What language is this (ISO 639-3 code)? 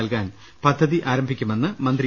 mal